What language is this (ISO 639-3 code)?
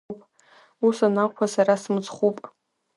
abk